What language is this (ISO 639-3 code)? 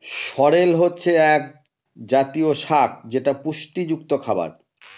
ben